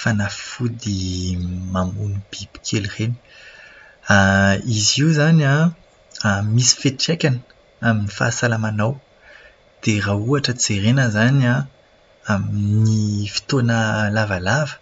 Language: Malagasy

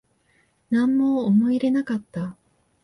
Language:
Japanese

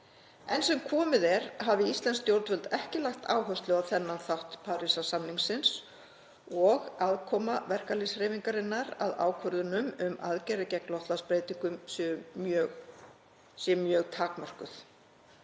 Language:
Icelandic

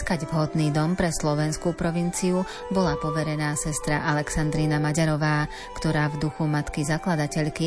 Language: Slovak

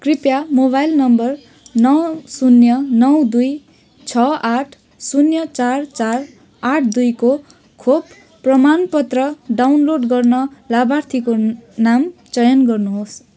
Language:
Nepali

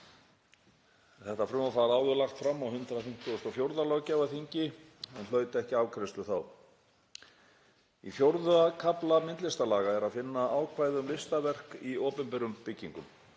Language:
Icelandic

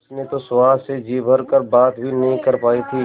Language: Hindi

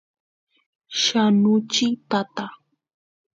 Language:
Santiago del Estero Quichua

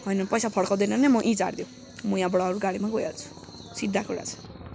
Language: Nepali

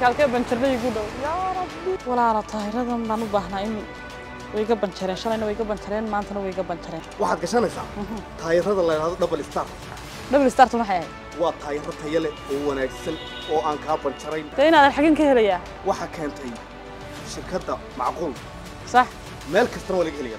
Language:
Arabic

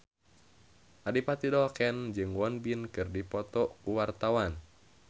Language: Sundanese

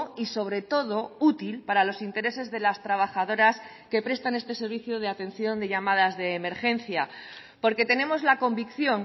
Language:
Spanish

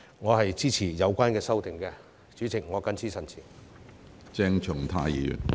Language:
Cantonese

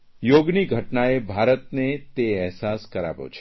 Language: Gujarati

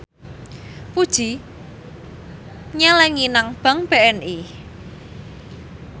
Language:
Javanese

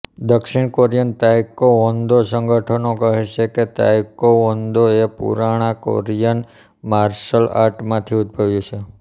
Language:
Gujarati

